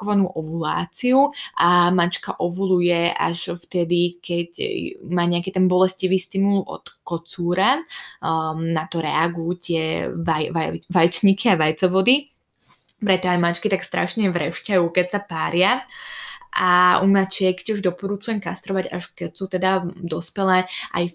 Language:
Slovak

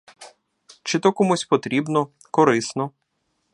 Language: Ukrainian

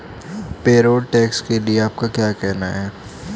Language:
Hindi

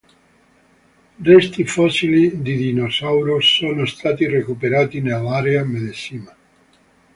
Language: Italian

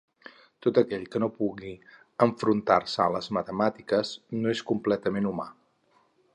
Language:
Catalan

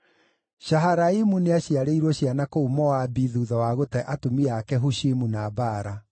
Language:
Kikuyu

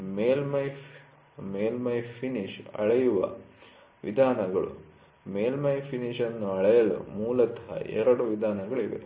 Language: Kannada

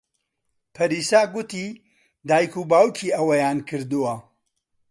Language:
Central Kurdish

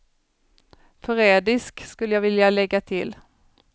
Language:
Swedish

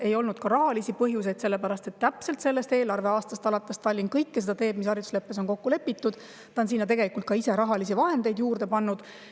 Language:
Estonian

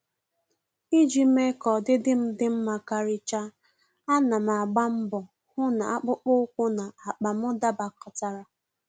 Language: Igbo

